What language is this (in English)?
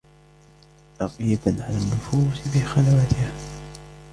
Arabic